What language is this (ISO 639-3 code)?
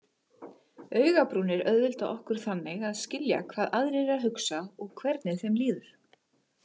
isl